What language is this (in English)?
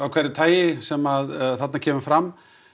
Icelandic